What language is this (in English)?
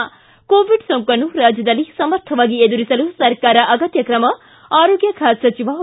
Kannada